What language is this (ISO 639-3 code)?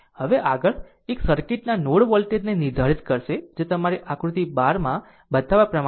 guj